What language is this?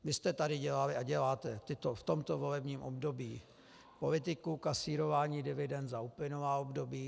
Czech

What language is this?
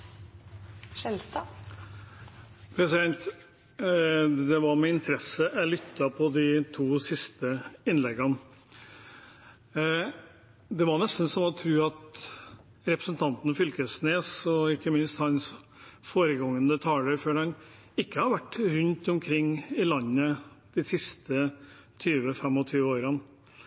Norwegian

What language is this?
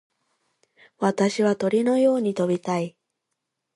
Japanese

